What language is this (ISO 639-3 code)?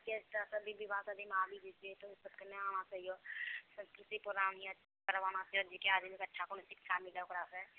mai